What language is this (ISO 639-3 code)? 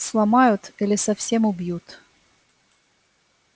rus